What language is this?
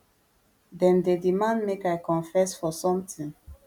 Nigerian Pidgin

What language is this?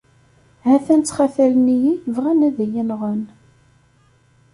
Kabyle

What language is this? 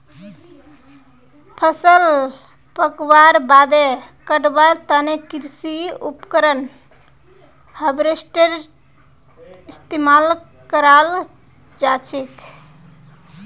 Magahi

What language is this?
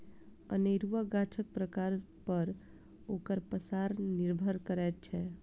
Maithili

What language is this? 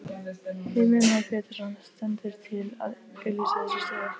Icelandic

